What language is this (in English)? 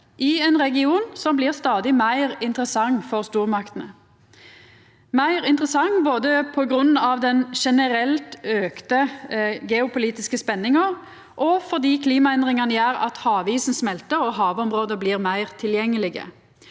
Norwegian